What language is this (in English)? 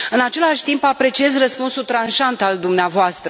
Romanian